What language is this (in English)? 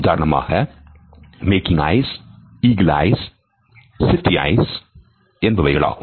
Tamil